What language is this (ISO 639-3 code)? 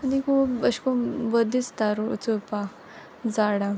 kok